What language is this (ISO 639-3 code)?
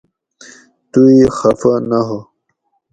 gwc